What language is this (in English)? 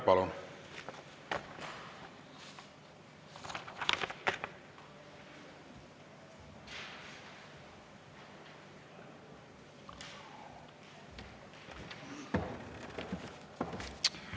Estonian